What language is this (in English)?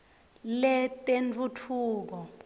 Swati